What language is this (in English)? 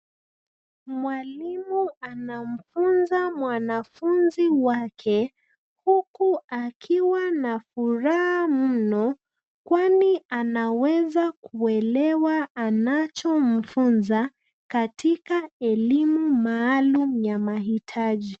Swahili